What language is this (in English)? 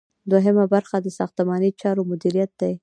Pashto